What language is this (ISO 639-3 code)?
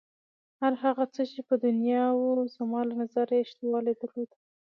pus